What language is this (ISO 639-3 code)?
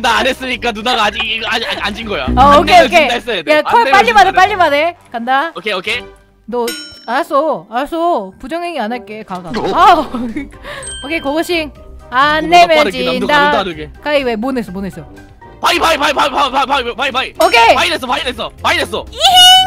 kor